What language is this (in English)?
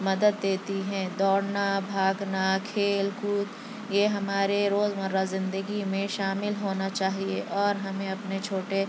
Urdu